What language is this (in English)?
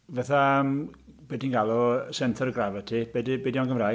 Welsh